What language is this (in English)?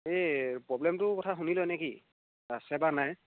Assamese